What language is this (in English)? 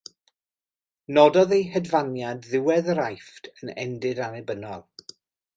Welsh